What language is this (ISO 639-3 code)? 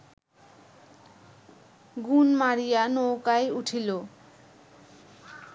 ben